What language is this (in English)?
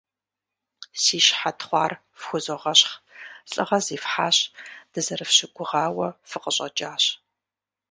Kabardian